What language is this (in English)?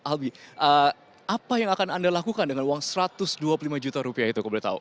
Indonesian